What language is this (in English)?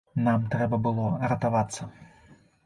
Belarusian